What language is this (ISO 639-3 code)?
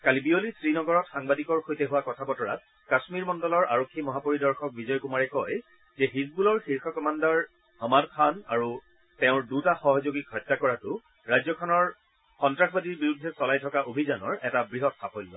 asm